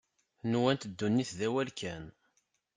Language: Kabyle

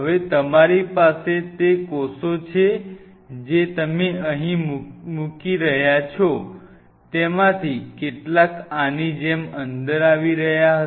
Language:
Gujarati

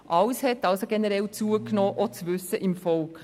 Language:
Swiss German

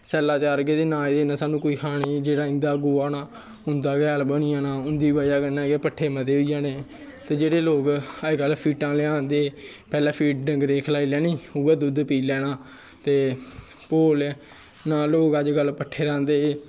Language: Dogri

